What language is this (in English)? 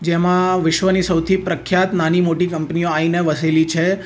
Gujarati